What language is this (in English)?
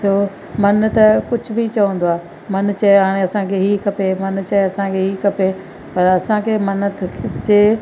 Sindhi